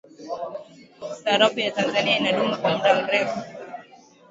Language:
Swahili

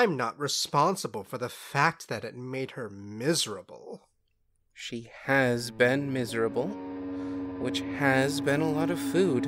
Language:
English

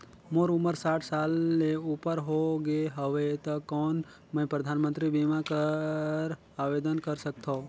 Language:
Chhattisgarhi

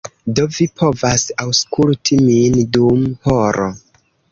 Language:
Esperanto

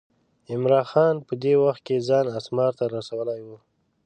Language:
Pashto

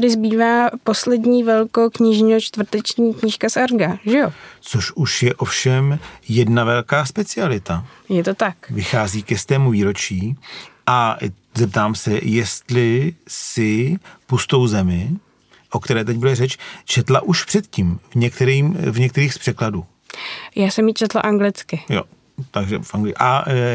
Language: Czech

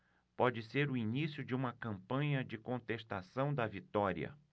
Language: Portuguese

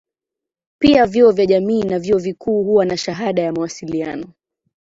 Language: Swahili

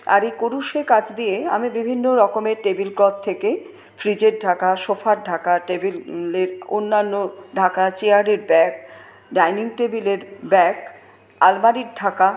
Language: Bangla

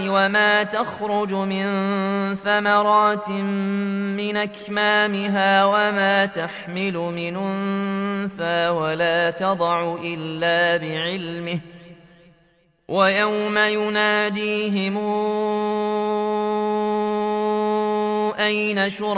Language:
Arabic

